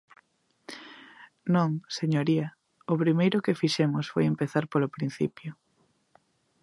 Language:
Galician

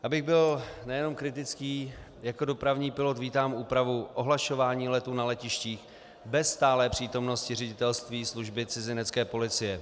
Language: Czech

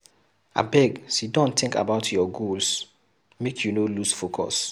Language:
Nigerian Pidgin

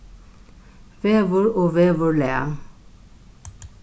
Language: Faroese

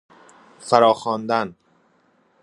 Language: Persian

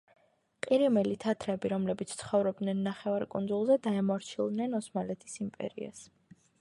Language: Georgian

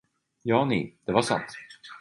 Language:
Swedish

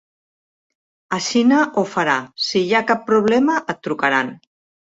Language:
Catalan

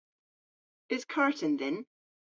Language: Cornish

